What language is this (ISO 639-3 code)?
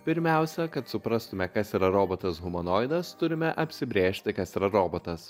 lit